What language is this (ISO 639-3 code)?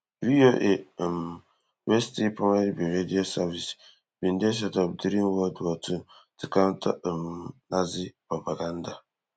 pcm